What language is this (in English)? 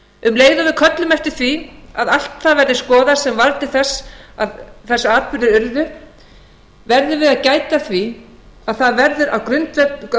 Icelandic